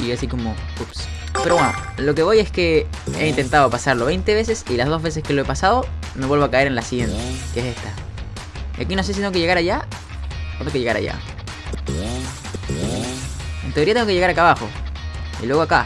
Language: Spanish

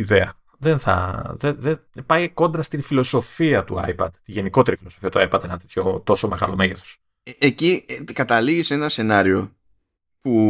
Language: Greek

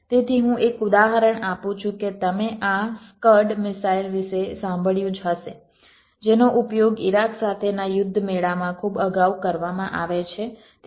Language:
Gujarati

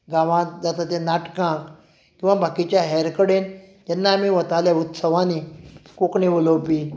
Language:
Konkani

